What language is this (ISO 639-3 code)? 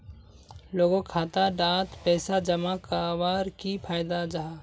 mag